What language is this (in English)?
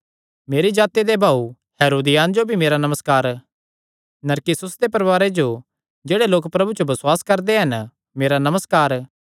Kangri